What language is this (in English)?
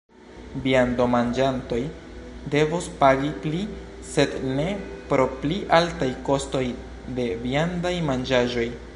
Esperanto